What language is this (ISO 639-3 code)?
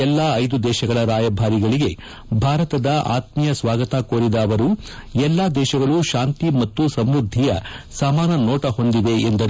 kan